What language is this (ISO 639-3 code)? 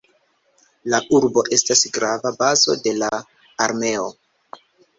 epo